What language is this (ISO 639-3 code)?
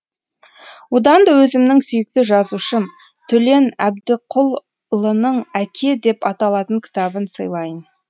kaz